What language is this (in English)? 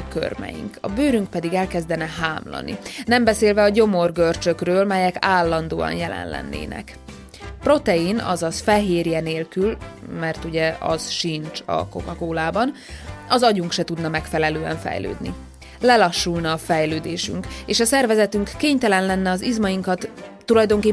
Hungarian